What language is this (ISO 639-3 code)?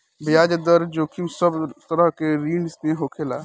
bho